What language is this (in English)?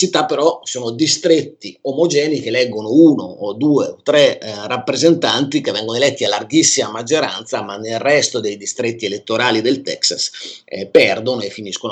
Italian